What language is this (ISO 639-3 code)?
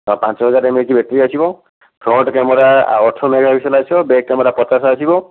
ori